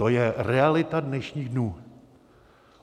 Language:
Czech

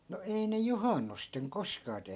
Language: Finnish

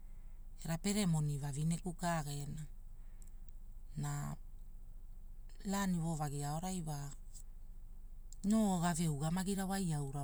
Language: Hula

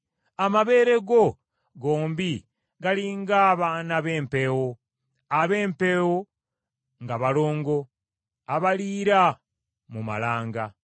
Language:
Ganda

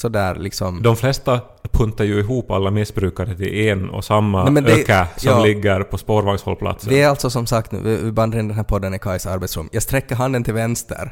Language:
Swedish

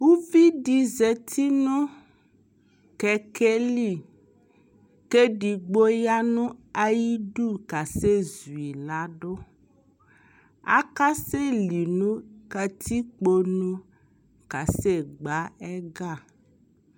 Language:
Ikposo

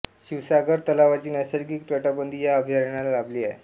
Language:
Marathi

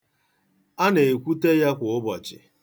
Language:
Igbo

